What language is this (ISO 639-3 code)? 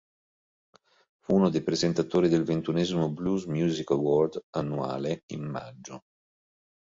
ita